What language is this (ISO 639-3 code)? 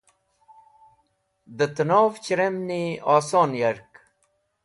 wbl